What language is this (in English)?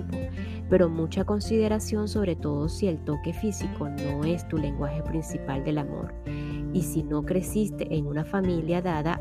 Spanish